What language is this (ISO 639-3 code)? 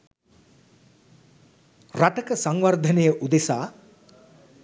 sin